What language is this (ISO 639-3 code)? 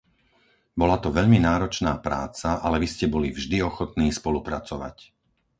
slk